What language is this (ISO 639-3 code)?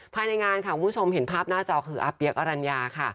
tha